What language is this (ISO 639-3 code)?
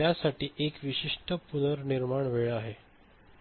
mar